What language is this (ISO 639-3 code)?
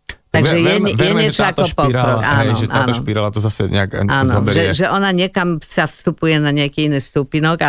slk